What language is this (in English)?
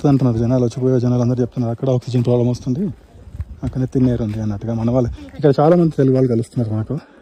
Telugu